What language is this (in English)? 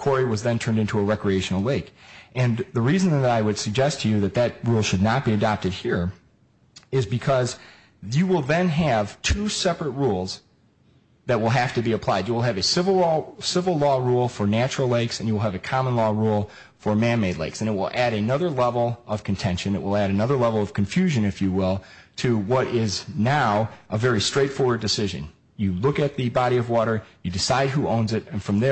English